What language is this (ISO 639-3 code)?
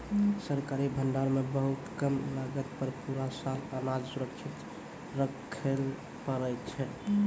mai